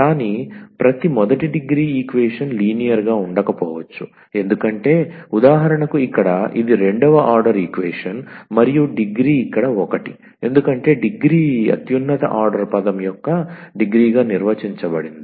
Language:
Telugu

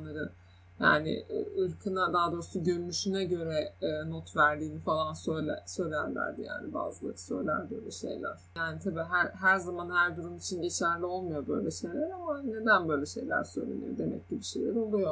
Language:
Turkish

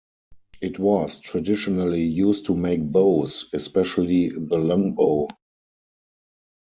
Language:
English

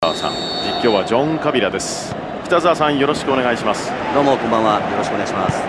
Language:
Japanese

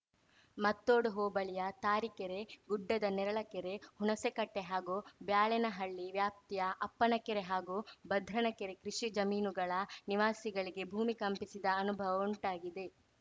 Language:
Kannada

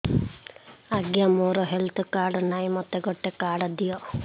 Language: Odia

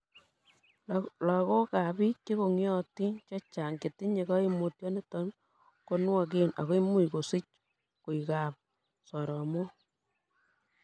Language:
Kalenjin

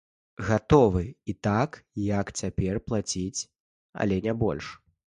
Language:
Belarusian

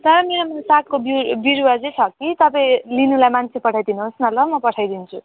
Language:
Nepali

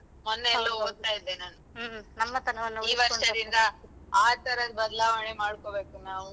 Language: Kannada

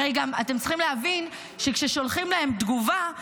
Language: Hebrew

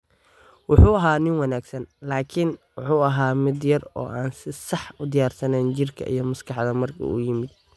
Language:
Somali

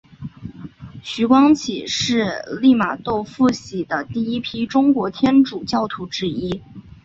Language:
Chinese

